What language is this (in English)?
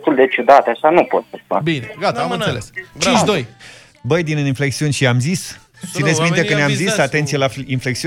Romanian